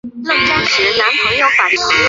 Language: Chinese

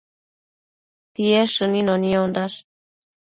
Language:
Matsés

